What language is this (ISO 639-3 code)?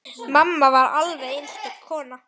isl